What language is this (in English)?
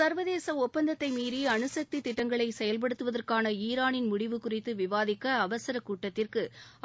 Tamil